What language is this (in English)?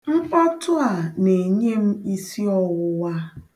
Igbo